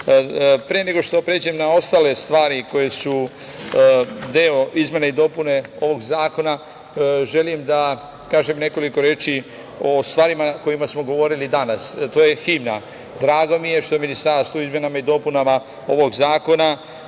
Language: Serbian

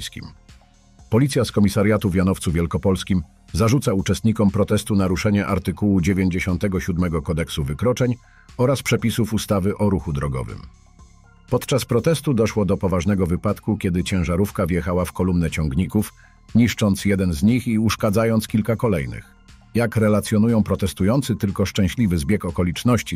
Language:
Polish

